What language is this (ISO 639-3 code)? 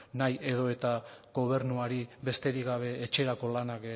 eus